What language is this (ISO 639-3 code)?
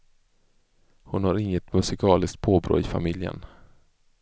swe